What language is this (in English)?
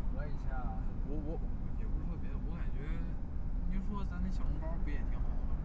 Chinese